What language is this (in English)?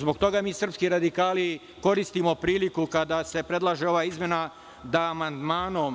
Serbian